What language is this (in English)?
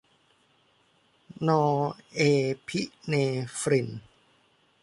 Thai